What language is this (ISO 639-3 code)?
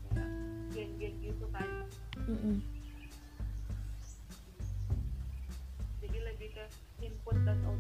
ind